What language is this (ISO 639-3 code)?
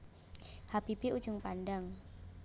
jav